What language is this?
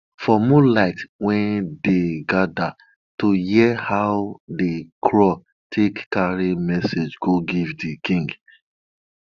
Nigerian Pidgin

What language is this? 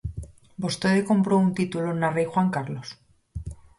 Galician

